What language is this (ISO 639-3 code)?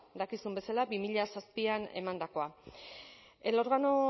eus